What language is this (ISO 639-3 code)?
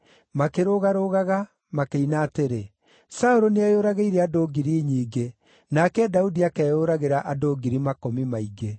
kik